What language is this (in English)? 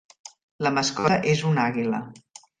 Catalan